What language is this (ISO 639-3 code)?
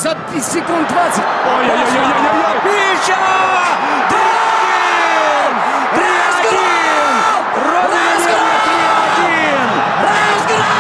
rus